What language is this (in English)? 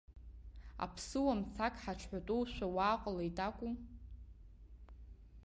Abkhazian